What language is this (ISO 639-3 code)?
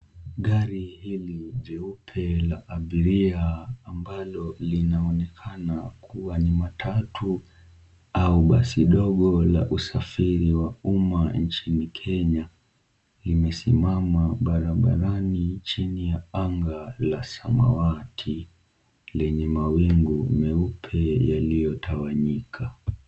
swa